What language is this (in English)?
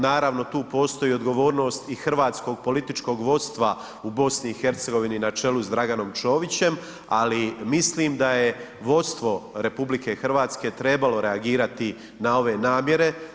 Croatian